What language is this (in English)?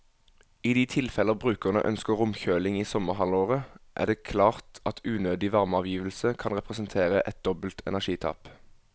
Norwegian